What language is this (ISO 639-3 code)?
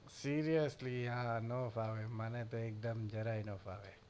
guj